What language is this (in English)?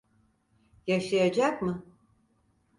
Turkish